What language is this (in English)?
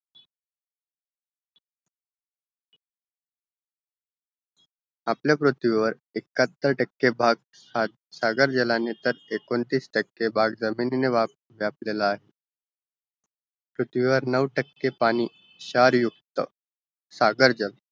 Marathi